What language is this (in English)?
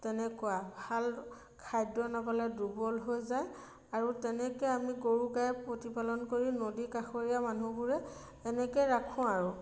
Assamese